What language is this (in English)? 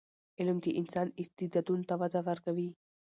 Pashto